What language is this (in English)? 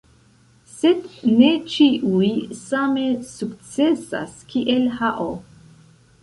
Esperanto